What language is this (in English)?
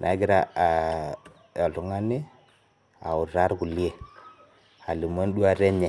Masai